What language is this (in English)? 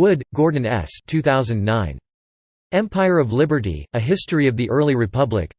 English